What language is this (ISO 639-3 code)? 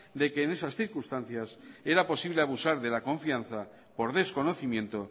spa